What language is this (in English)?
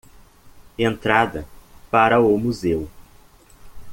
Portuguese